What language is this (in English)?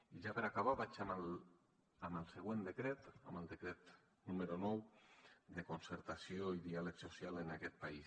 Catalan